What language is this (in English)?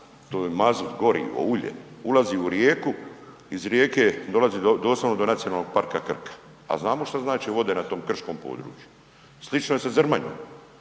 Croatian